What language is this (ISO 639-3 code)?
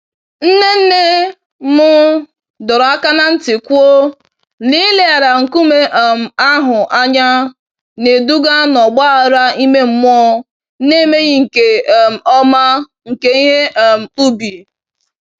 ibo